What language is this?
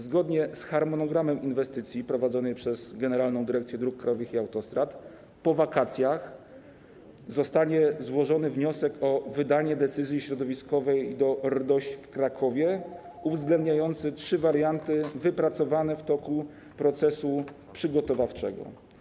Polish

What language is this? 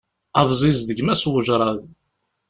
Kabyle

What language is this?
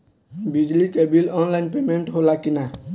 Bhojpuri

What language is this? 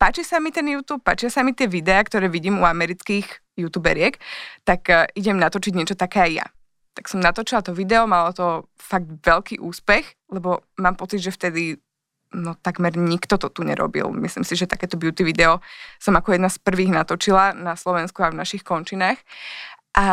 Slovak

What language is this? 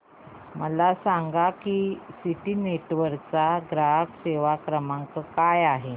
Marathi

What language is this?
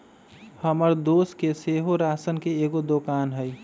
Magahi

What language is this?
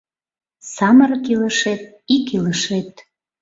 Mari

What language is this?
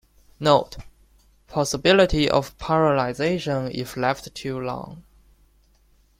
English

